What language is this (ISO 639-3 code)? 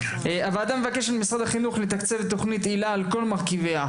heb